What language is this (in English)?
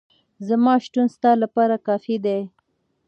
Pashto